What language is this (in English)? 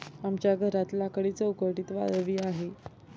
Marathi